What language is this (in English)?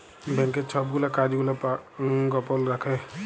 Bangla